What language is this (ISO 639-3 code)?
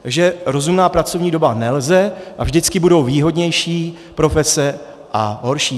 ces